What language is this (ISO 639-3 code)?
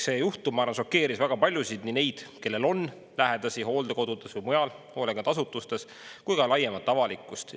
est